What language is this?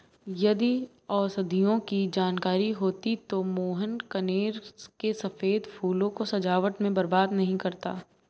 Hindi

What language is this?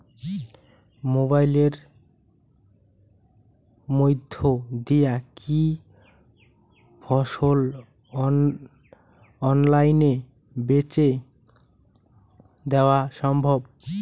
Bangla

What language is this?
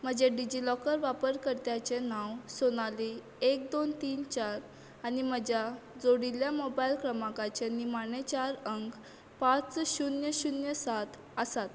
Konkani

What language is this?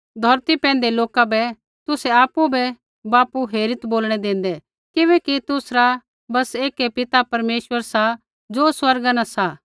Kullu Pahari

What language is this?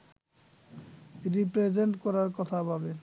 Bangla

